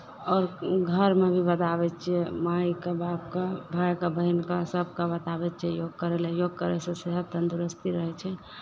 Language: Maithili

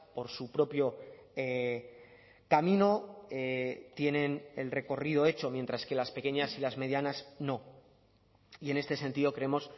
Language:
Spanish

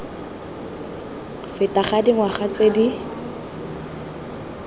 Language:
Tswana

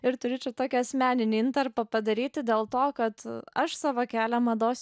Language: Lithuanian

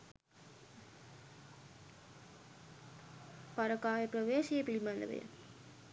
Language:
Sinhala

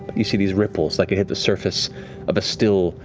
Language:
English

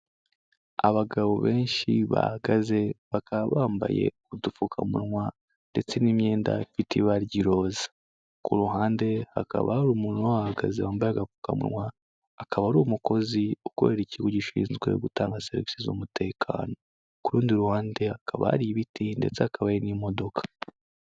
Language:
Kinyarwanda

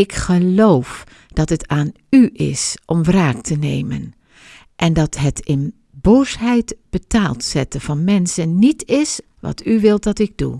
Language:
Dutch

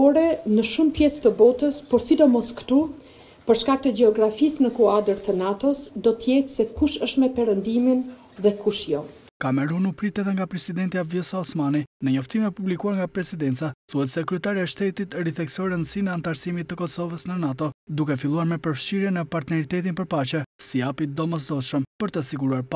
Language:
Romanian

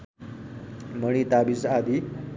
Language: Nepali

